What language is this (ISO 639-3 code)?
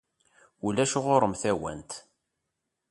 kab